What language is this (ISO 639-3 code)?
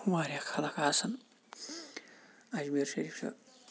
kas